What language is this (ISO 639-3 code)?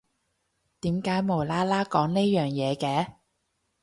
yue